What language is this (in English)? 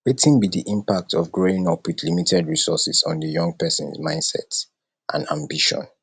Nigerian Pidgin